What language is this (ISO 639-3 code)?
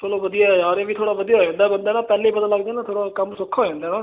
pan